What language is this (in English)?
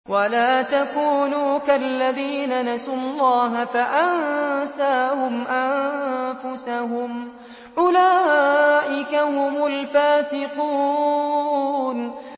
Arabic